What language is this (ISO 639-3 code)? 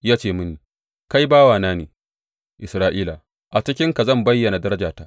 hau